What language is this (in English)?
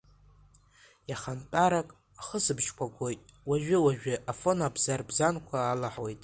Abkhazian